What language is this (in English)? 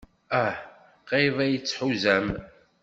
Kabyle